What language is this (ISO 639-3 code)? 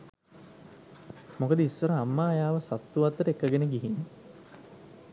sin